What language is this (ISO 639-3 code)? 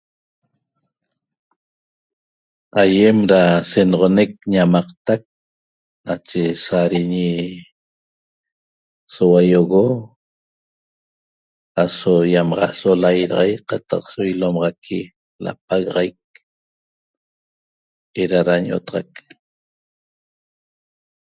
tob